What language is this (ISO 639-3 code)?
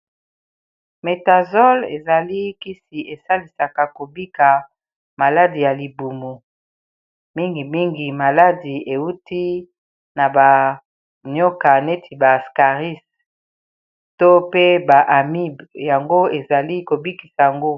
lin